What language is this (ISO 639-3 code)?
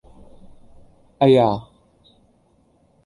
yue